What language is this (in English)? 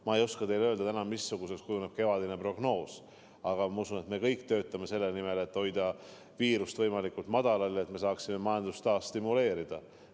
Estonian